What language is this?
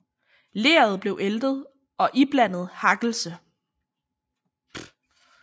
Danish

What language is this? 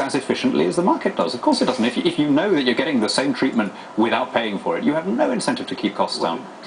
English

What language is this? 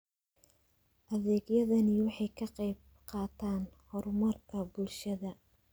Somali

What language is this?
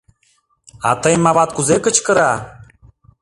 Mari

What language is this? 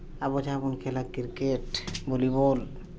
Santali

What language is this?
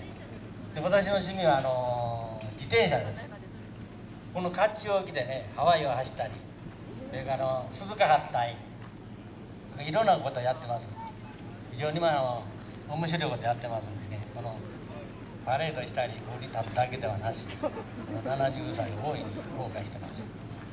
Japanese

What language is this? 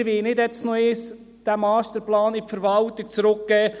Swiss German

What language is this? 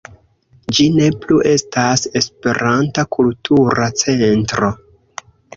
Esperanto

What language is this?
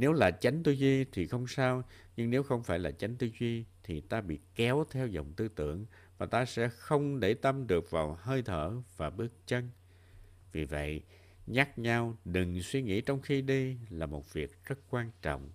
Vietnamese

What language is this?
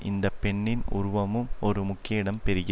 Tamil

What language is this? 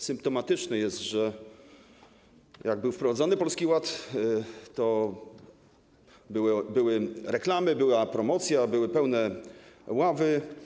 Polish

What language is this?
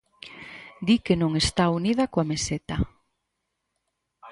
Galician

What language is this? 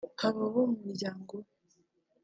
Kinyarwanda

